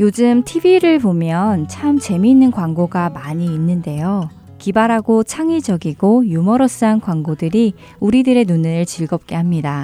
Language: Korean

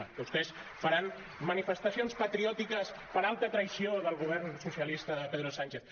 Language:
Catalan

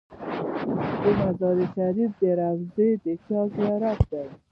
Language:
Pashto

